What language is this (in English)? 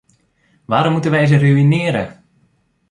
Dutch